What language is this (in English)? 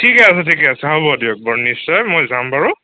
Assamese